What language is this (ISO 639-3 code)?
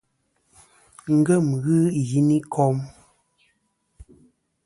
bkm